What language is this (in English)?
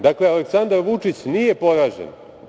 Serbian